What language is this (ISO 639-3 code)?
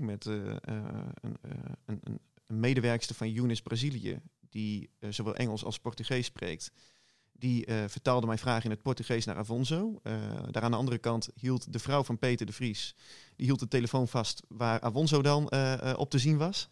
nld